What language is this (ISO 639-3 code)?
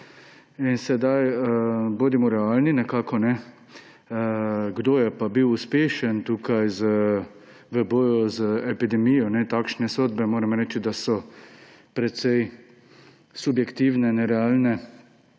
slv